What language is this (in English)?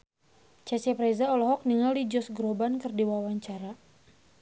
Sundanese